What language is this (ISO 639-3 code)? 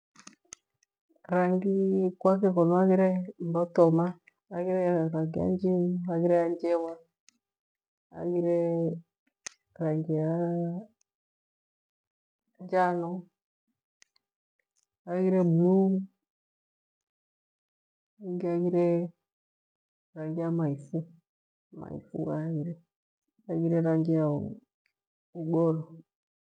gwe